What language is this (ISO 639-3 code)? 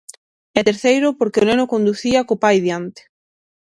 glg